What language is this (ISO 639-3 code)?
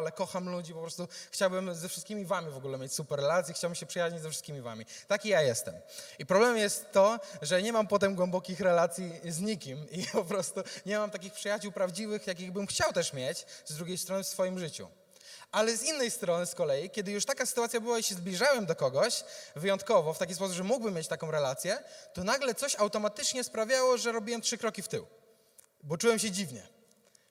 pol